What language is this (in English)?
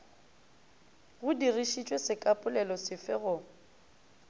Northern Sotho